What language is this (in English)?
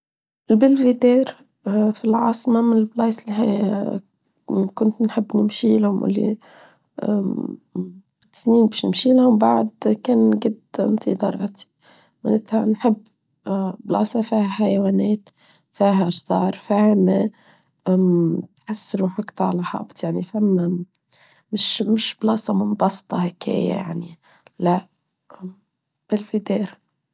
Tunisian Arabic